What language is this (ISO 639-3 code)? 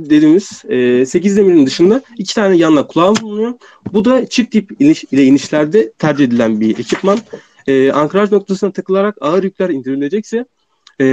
tur